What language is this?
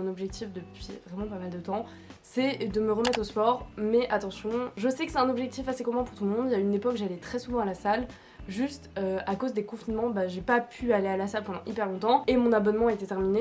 French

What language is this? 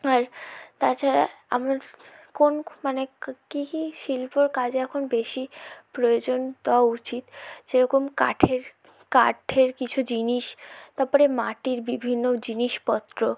Bangla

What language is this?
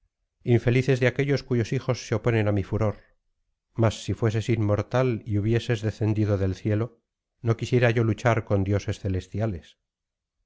Spanish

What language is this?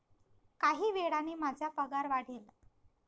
Marathi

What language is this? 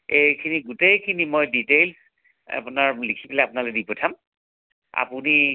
Assamese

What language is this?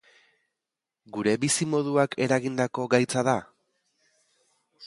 Basque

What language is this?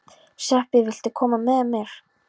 Icelandic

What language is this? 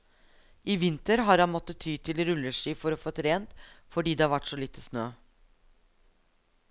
Norwegian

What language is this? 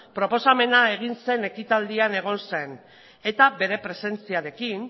Basque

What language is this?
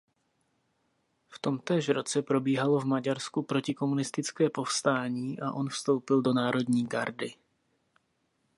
Czech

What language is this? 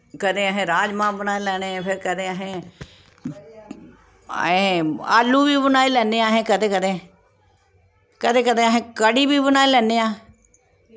Dogri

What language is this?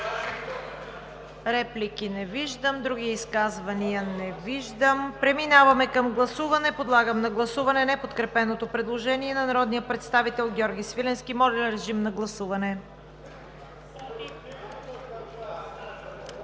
Bulgarian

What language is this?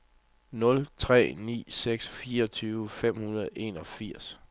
Danish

